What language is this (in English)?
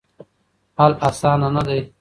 Pashto